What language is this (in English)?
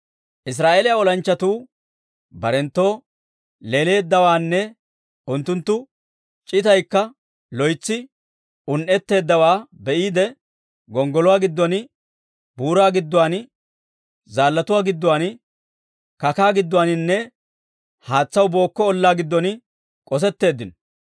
Dawro